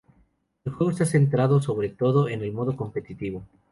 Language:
Spanish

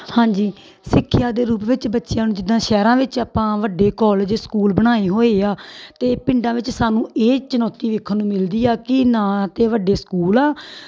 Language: Punjabi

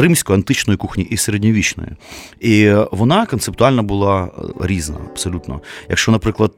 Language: Ukrainian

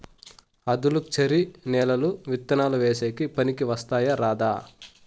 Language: Telugu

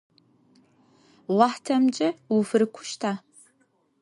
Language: Adyghe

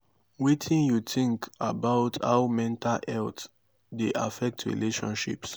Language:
Nigerian Pidgin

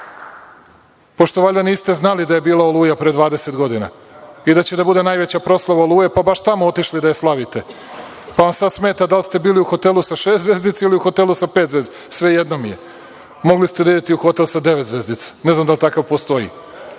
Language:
Serbian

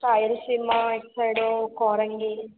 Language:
Telugu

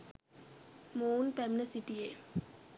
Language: Sinhala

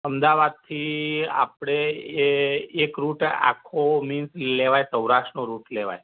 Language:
Gujarati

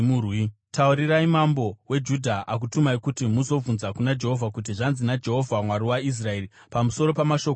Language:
Shona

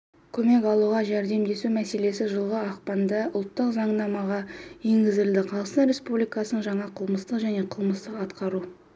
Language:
Kazakh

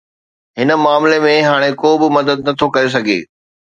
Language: Sindhi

